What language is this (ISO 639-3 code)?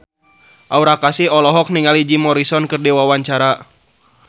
sun